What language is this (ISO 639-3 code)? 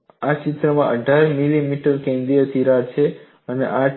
guj